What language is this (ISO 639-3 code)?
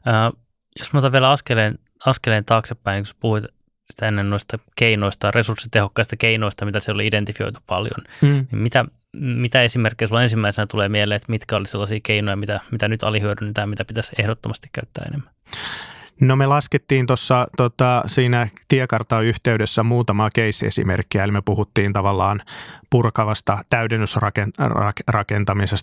fin